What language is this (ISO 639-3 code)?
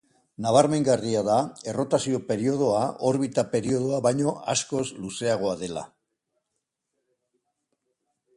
eus